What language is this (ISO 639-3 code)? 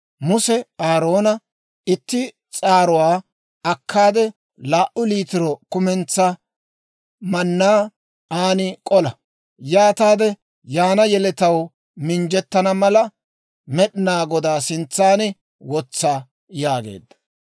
dwr